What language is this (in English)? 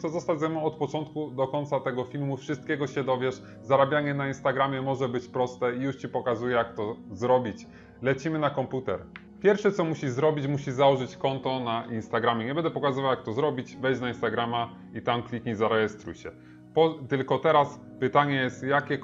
Polish